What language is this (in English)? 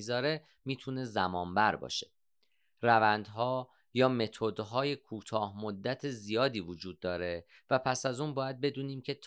Persian